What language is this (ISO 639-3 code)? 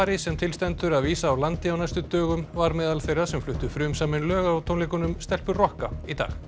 isl